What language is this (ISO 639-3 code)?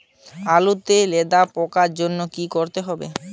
ben